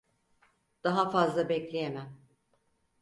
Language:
Turkish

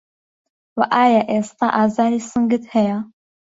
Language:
Central Kurdish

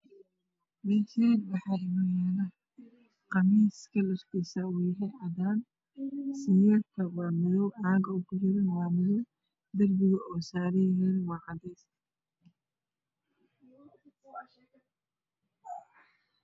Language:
Somali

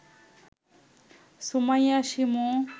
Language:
Bangla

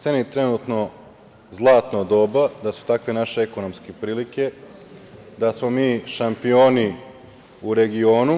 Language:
Serbian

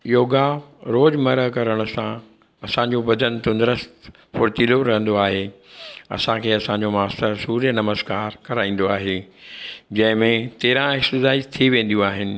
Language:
Sindhi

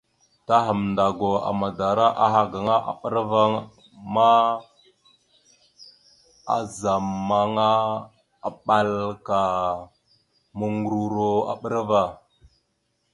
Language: Mada (Cameroon)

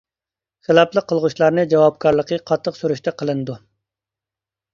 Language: Uyghur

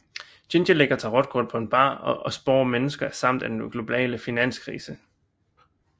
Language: Danish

